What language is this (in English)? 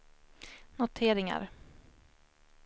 Swedish